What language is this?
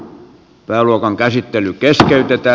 Finnish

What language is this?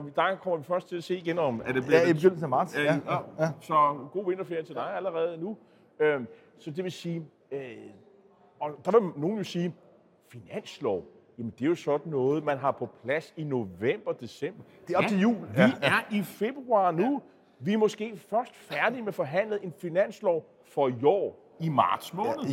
Danish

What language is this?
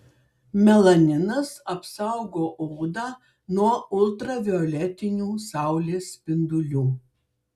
Lithuanian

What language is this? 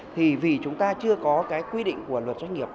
Vietnamese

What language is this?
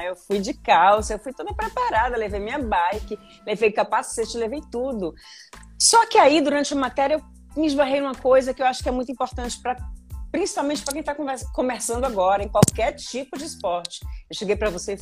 Portuguese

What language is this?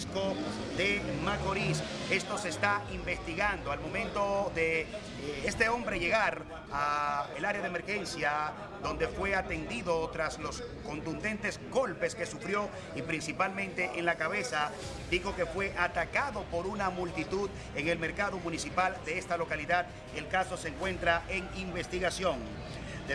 Spanish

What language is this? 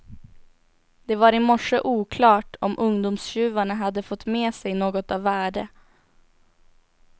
Swedish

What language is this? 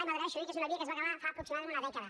Catalan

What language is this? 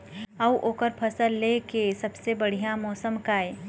Chhattisgarhi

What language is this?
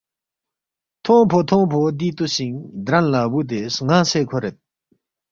Balti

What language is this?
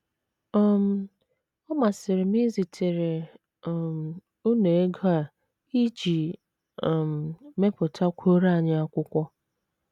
Igbo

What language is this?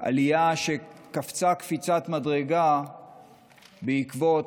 Hebrew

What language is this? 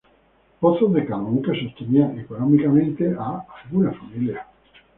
Spanish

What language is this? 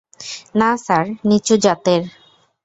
Bangla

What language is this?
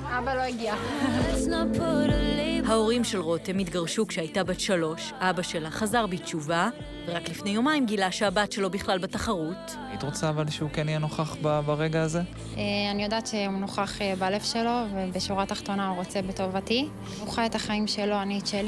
Hebrew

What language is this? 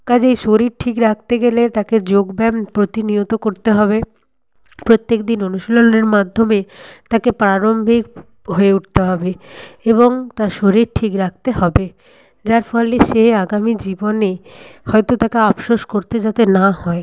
Bangla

